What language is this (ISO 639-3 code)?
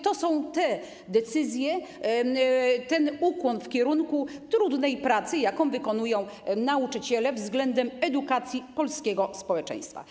pol